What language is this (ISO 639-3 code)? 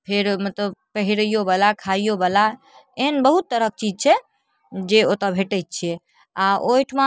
mai